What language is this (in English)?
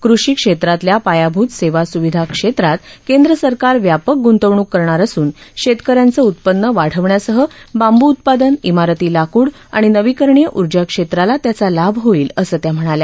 Marathi